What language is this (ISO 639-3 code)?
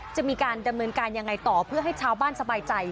tha